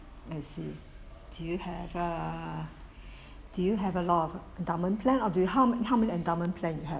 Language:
English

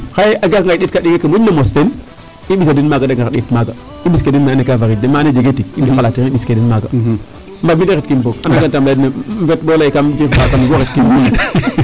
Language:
Serer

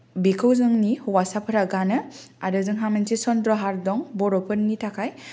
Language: Bodo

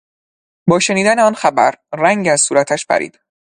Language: Persian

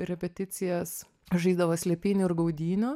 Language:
Lithuanian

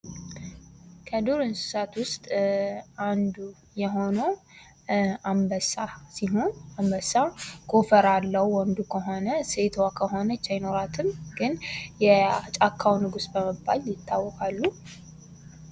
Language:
Amharic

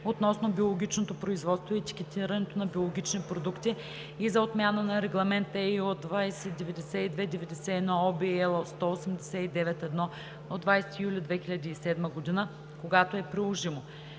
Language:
Bulgarian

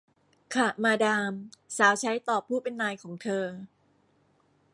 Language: Thai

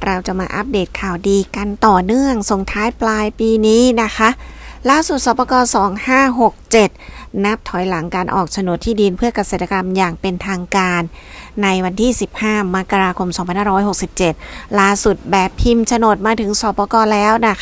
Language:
Thai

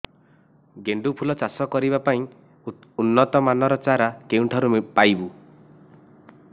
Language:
Odia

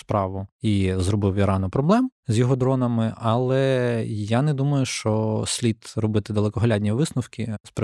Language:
Ukrainian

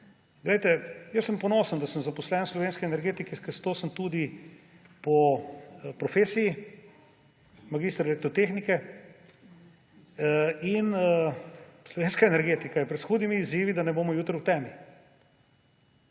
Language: Slovenian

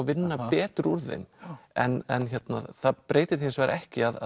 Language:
Icelandic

